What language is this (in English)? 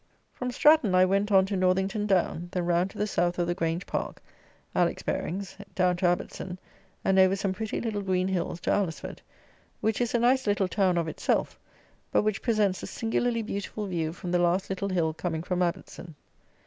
English